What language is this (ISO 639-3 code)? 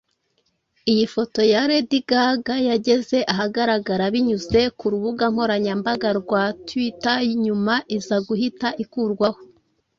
kin